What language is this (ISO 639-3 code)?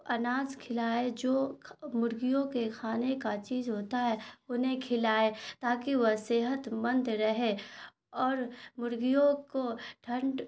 urd